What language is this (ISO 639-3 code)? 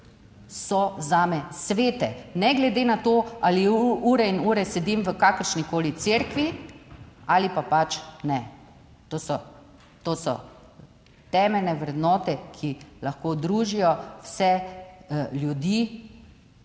slv